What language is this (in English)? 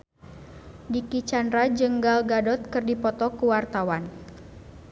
Sundanese